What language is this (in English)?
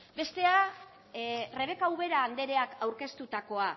Basque